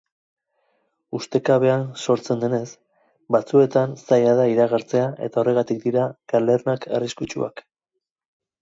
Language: Basque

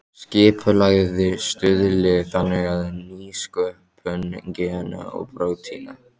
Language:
Icelandic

